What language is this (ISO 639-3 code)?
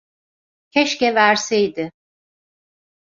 tur